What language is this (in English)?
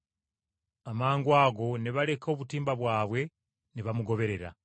Ganda